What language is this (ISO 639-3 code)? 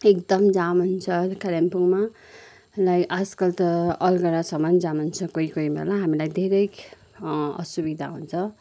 nep